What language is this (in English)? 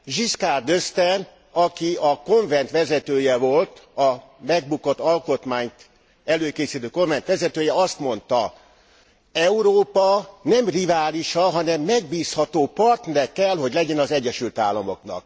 Hungarian